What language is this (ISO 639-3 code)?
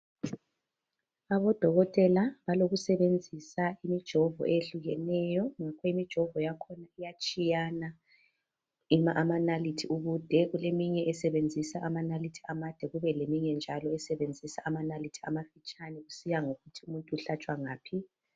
nde